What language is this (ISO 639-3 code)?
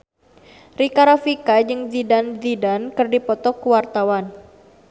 sun